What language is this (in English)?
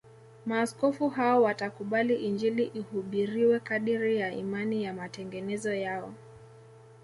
Swahili